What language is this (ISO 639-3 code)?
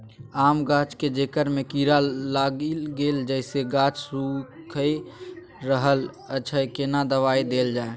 mai